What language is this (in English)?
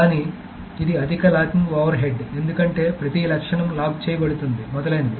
Telugu